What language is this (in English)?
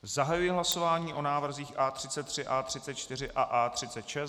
Czech